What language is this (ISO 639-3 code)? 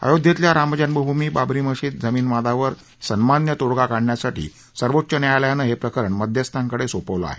mar